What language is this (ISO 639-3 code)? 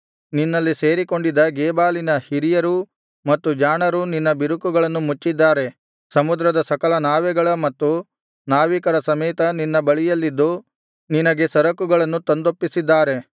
kan